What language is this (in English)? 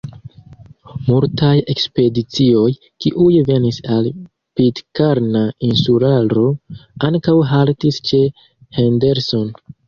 Esperanto